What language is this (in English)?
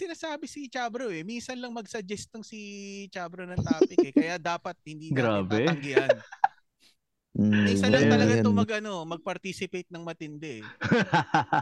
Filipino